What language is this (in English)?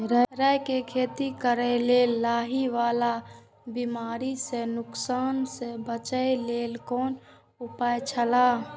Maithili